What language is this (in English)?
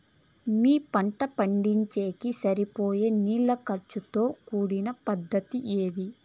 Telugu